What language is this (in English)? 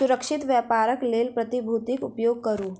Maithili